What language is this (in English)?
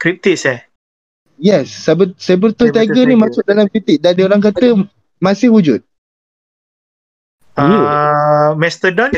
Malay